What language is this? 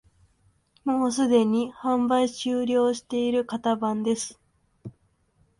Japanese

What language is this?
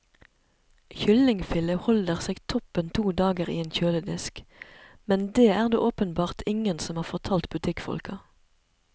Norwegian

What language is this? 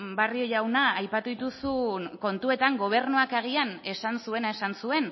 Basque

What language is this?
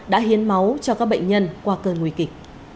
Vietnamese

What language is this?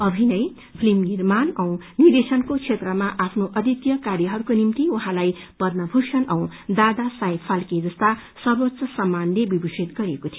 Nepali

